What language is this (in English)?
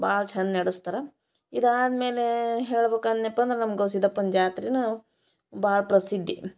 Kannada